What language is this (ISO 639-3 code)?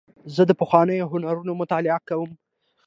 pus